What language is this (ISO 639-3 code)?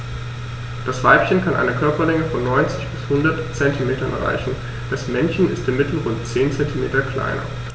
deu